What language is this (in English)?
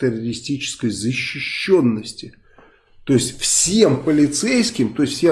Russian